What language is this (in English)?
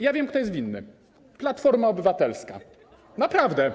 Polish